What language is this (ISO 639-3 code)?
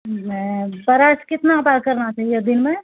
mai